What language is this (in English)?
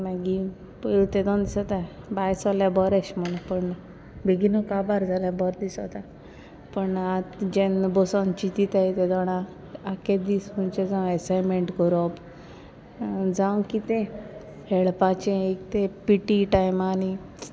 Konkani